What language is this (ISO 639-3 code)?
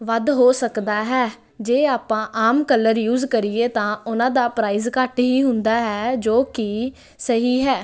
pan